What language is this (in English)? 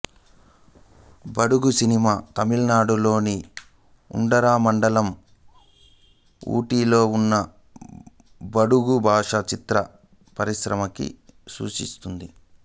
Telugu